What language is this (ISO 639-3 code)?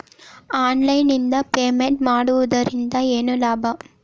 kan